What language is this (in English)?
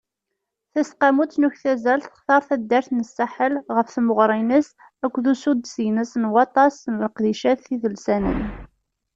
Kabyle